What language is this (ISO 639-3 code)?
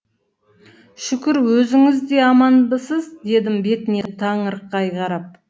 kaz